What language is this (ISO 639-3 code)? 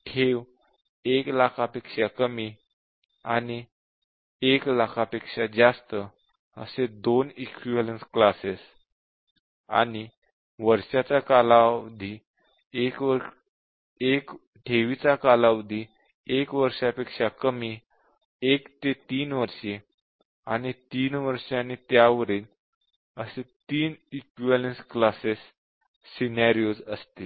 mar